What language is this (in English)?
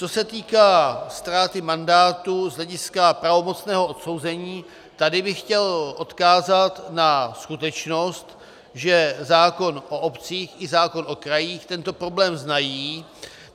Czech